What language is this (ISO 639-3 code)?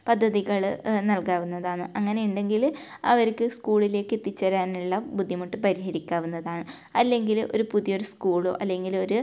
mal